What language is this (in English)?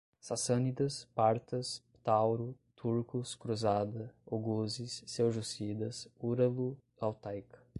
Portuguese